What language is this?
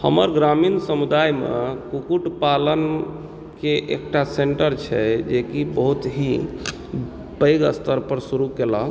Maithili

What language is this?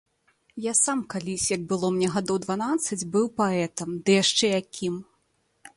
Belarusian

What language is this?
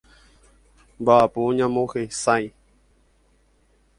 Guarani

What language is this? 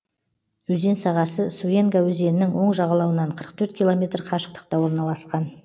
Kazakh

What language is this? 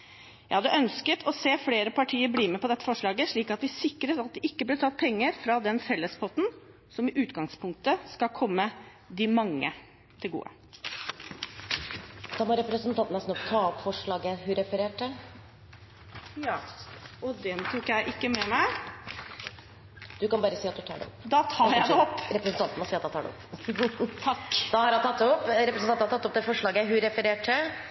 Norwegian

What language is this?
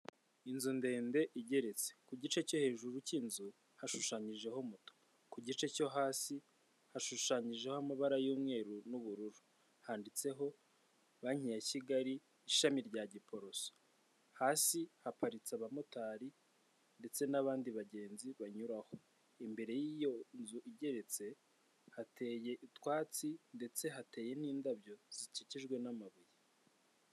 Kinyarwanda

